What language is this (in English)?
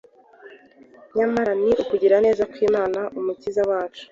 Kinyarwanda